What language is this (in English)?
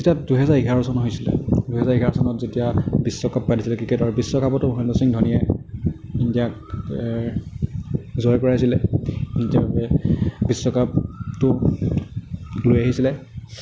Assamese